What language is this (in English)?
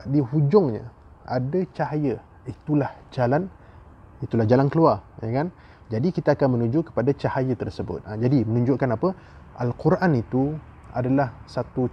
Malay